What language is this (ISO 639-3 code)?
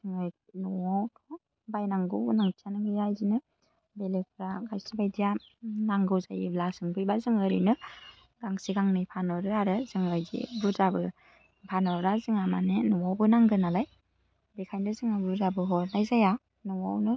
brx